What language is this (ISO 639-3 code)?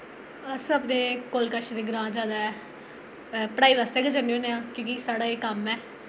doi